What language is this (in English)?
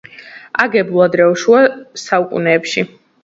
Georgian